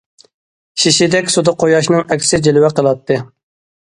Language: Uyghur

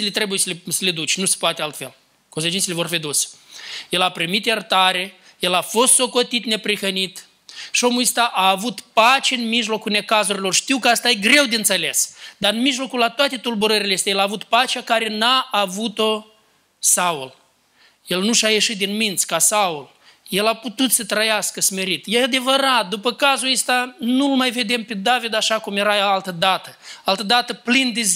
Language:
Romanian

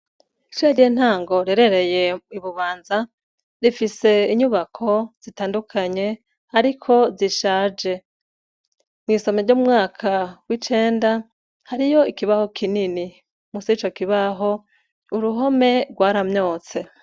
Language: Rundi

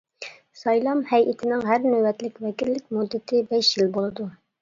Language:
Uyghur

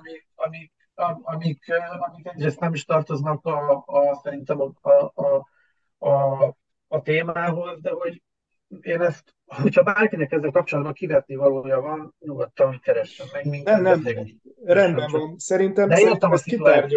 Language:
Hungarian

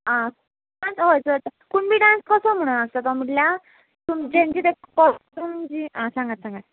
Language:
Konkani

